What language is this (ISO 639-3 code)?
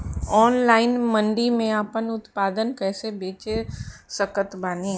bho